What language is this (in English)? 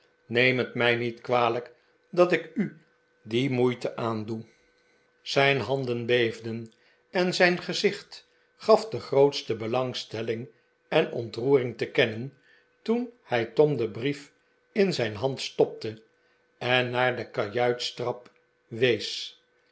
Dutch